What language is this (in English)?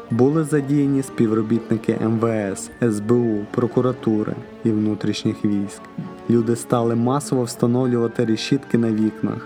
Ukrainian